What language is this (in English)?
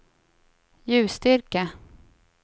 Swedish